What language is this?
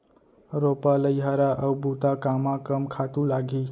Chhattisgarhi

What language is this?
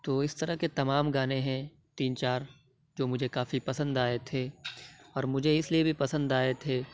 Urdu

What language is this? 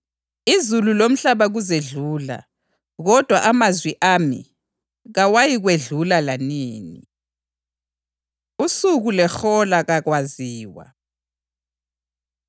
North Ndebele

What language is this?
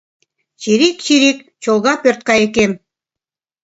Mari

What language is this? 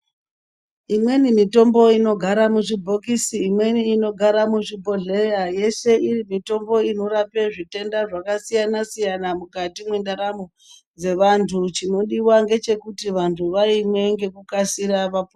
Ndau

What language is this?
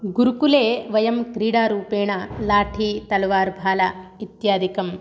Sanskrit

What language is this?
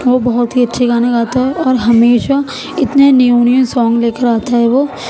Urdu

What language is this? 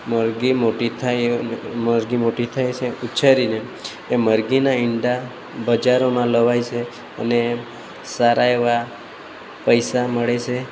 Gujarati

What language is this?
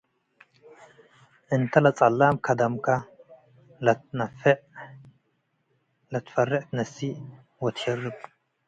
Tigre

